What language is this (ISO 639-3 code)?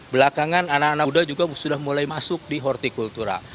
ind